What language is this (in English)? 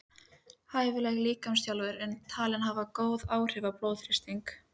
Icelandic